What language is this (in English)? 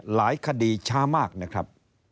Thai